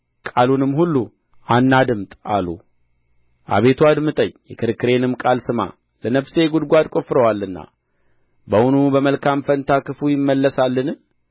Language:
Amharic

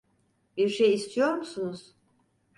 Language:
Turkish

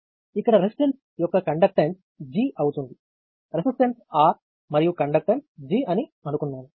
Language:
Telugu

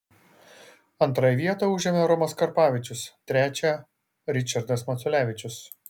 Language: Lithuanian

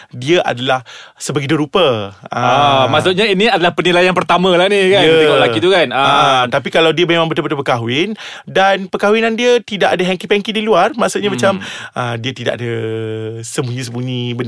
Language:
Malay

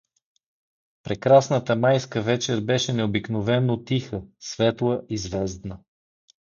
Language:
Bulgarian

